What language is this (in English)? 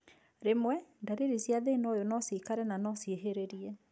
Kikuyu